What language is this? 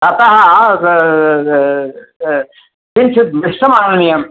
Sanskrit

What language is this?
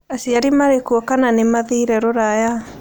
Kikuyu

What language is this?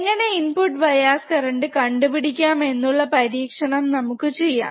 Malayalam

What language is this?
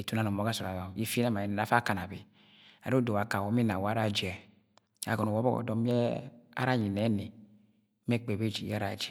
Agwagwune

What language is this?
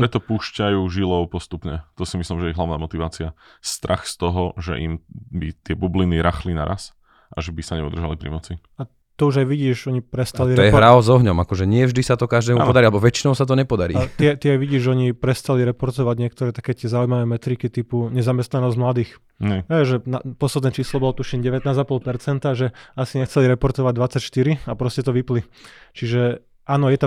Slovak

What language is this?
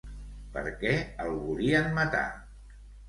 Catalan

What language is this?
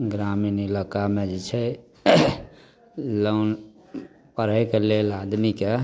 Maithili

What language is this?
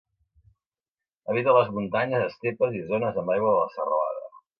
Catalan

